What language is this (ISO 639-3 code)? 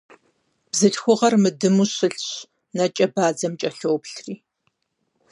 kbd